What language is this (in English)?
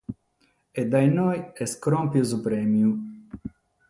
Sardinian